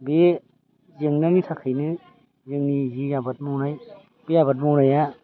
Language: Bodo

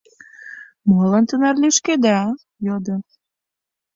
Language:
Mari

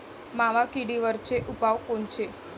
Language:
Marathi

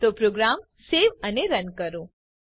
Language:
Gujarati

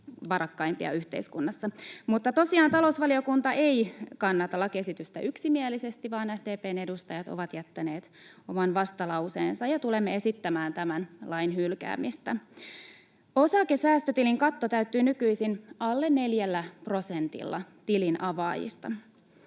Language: Finnish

